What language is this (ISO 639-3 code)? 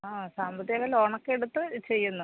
mal